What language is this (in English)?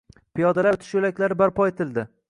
Uzbek